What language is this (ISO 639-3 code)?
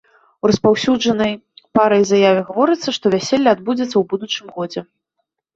bel